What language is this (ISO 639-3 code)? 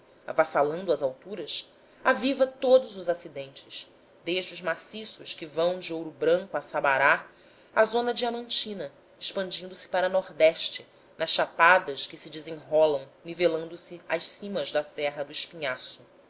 por